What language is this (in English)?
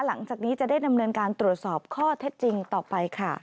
Thai